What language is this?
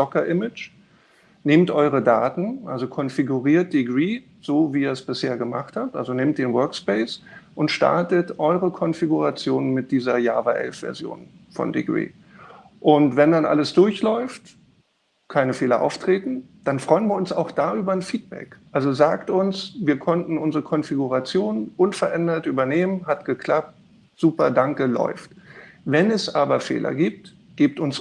German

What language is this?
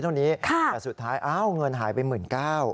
Thai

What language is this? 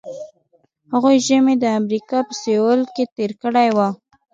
Pashto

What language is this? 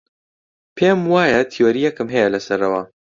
Central Kurdish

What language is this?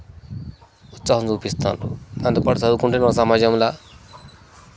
Telugu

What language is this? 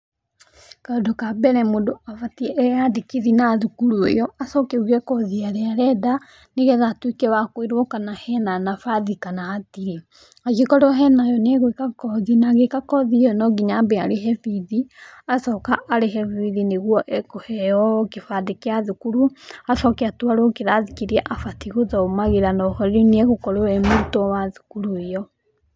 Kikuyu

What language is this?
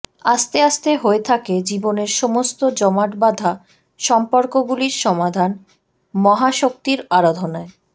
Bangla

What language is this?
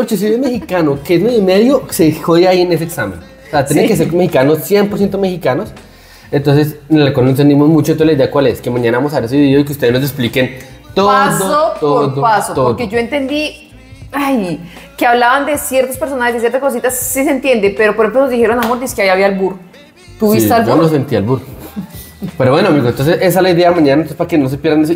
Spanish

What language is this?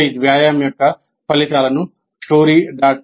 Telugu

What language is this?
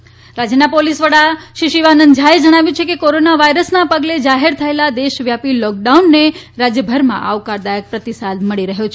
Gujarati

